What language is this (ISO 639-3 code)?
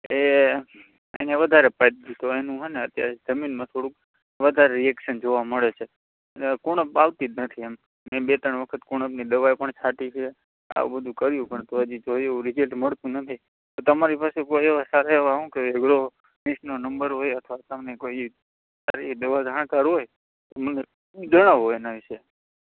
guj